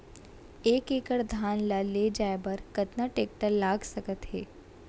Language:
Chhattisgarhi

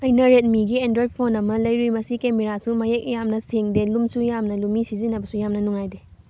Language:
Manipuri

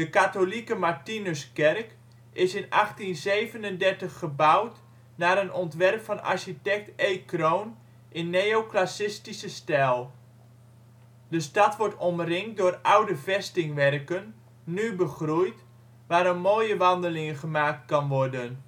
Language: Dutch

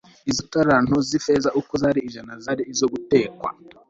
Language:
Kinyarwanda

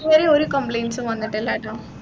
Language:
Malayalam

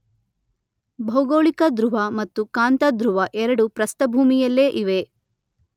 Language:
Kannada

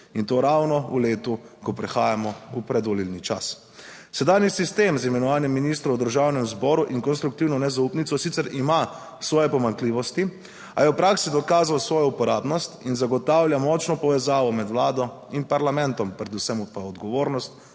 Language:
Slovenian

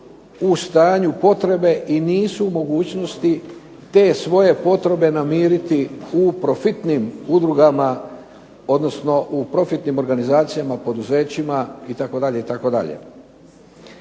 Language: Croatian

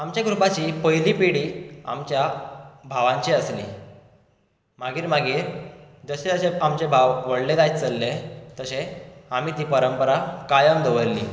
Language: Konkani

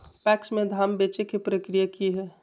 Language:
Magahi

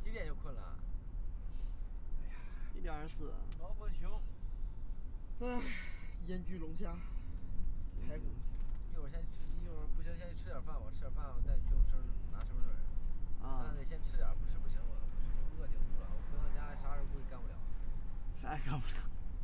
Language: Chinese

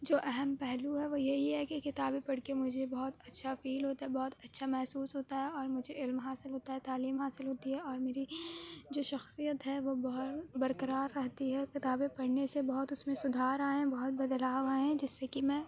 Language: Urdu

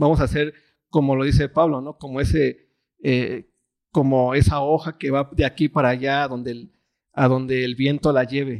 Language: Spanish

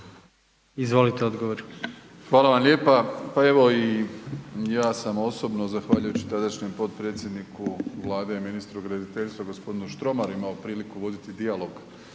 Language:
Croatian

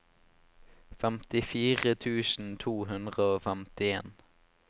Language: Norwegian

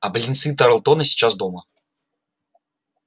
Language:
Russian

